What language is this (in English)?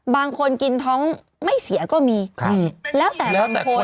Thai